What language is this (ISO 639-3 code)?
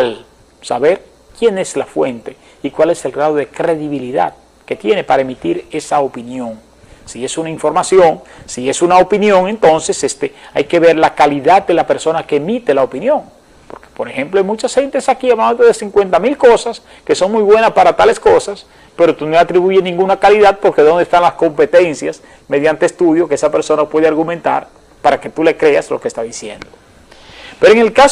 spa